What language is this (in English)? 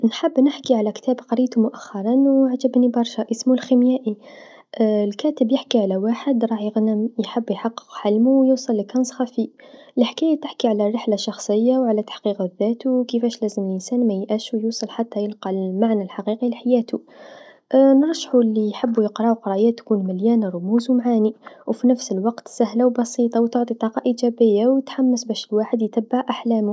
Tunisian Arabic